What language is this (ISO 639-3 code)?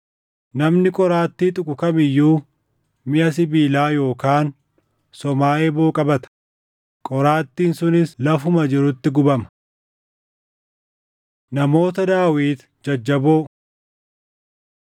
orm